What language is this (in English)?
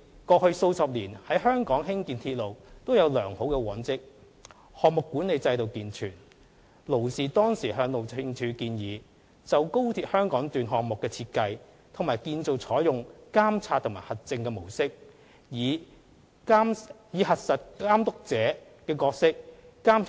Cantonese